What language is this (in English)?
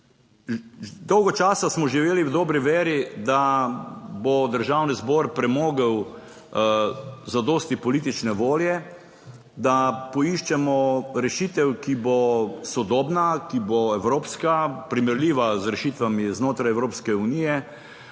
Slovenian